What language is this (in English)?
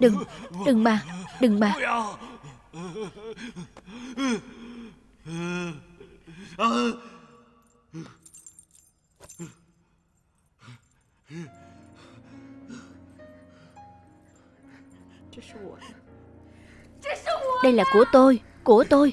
Vietnamese